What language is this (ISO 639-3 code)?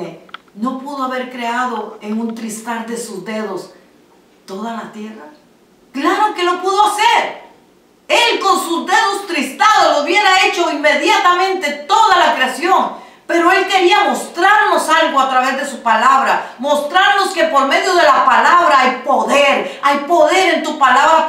spa